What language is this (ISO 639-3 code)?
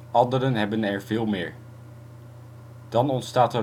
nld